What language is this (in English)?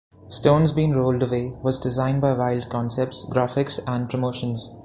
English